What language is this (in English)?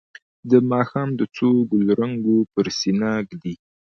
Pashto